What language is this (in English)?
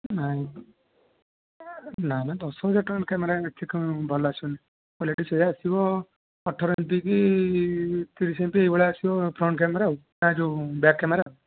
Odia